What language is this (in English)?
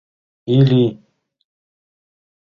Mari